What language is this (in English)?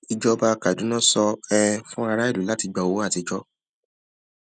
Yoruba